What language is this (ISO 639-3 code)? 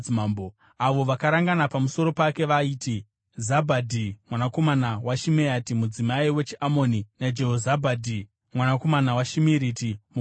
sna